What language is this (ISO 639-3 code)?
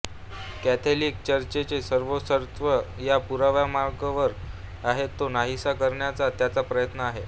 mar